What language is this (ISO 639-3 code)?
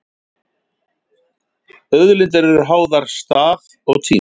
isl